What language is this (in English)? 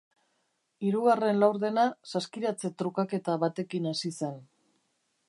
Basque